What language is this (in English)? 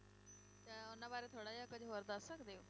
Punjabi